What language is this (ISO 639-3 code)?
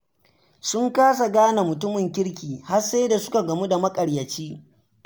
hau